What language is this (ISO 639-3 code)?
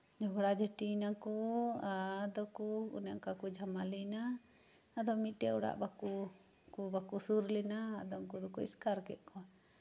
sat